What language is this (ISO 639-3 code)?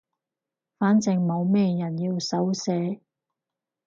yue